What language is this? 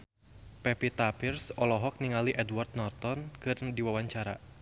Sundanese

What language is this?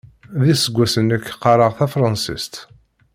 Kabyle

